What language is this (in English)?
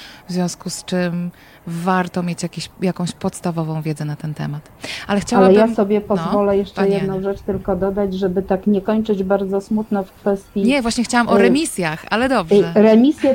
Polish